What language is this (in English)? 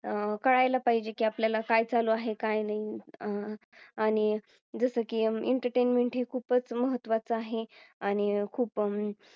Marathi